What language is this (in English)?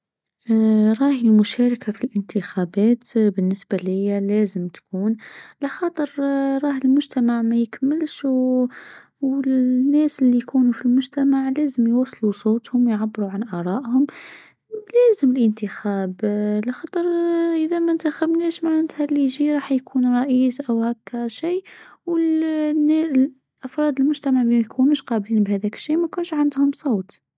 Tunisian Arabic